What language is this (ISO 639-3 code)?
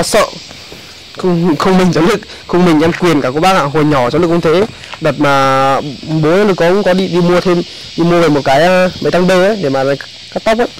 vie